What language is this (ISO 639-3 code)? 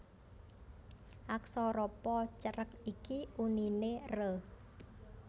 jav